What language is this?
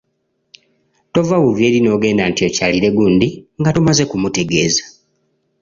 Ganda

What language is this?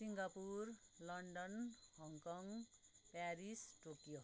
Nepali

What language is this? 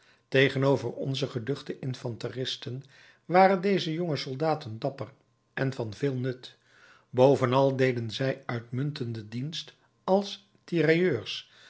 Dutch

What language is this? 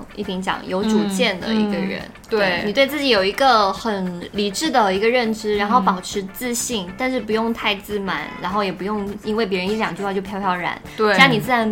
Chinese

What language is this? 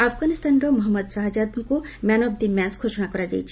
Odia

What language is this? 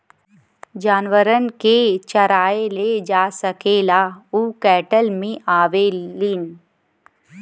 Bhojpuri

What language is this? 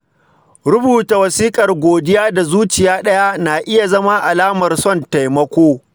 Hausa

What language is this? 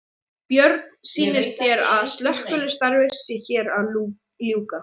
Icelandic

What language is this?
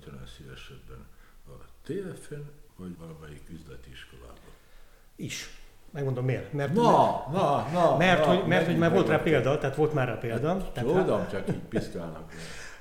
Hungarian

